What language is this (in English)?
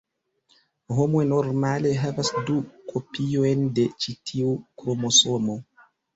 Esperanto